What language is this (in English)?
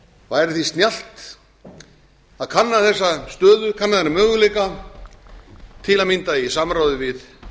Icelandic